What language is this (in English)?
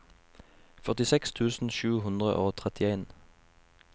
Norwegian